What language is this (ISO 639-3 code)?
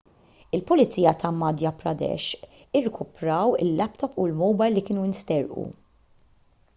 mlt